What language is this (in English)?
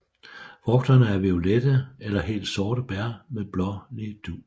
Danish